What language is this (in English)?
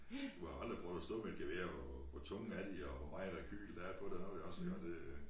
Danish